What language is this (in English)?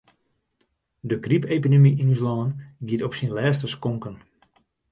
Western Frisian